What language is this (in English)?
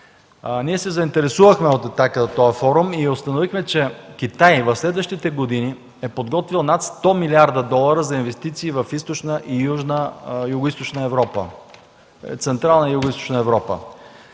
Bulgarian